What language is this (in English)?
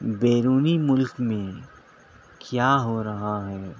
Urdu